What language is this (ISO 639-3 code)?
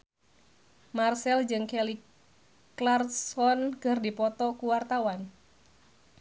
sun